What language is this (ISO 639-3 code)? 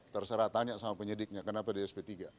ind